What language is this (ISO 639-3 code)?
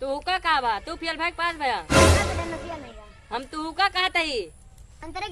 hin